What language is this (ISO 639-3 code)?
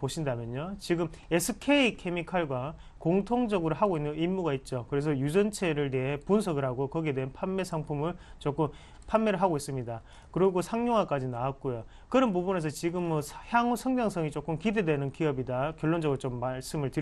kor